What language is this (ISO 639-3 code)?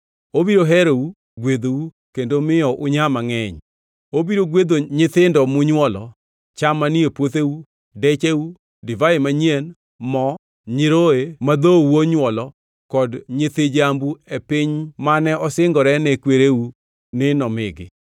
luo